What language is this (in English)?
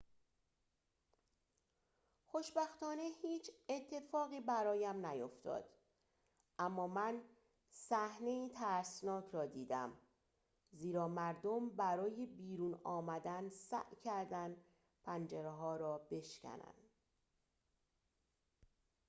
Persian